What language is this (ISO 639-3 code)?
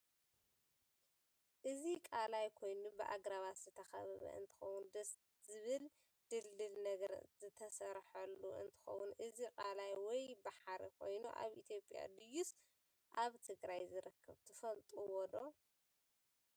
tir